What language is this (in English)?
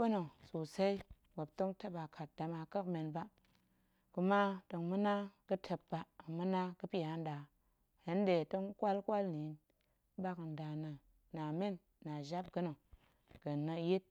Goemai